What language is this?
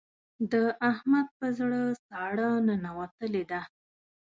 Pashto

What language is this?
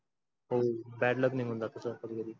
Marathi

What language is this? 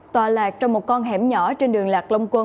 Vietnamese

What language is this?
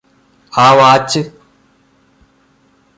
Malayalam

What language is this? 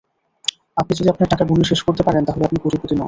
Bangla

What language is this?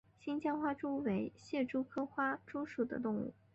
Chinese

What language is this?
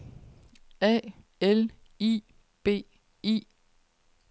Danish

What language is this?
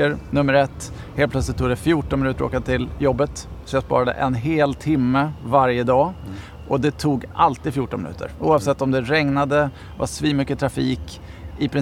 Swedish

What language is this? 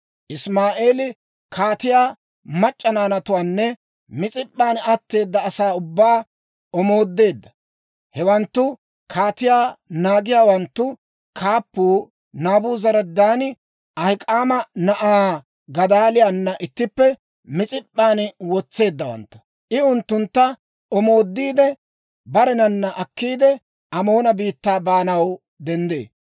Dawro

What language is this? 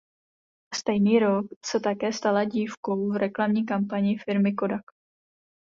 Czech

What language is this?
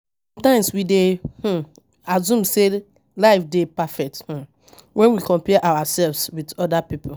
Nigerian Pidgin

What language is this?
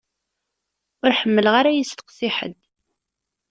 Kabyle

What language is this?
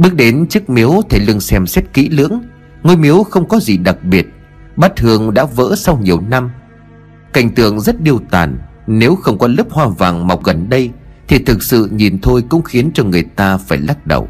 Vietnamese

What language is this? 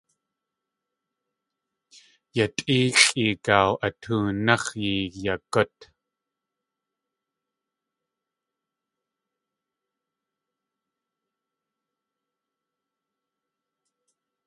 Tlingit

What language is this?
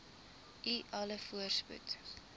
Afrikaans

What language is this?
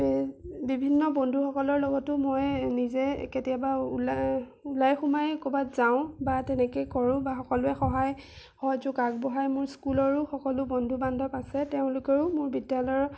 Assamese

